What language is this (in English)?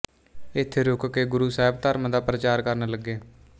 Punjabi